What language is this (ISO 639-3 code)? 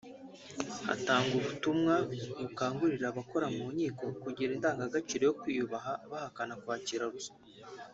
kin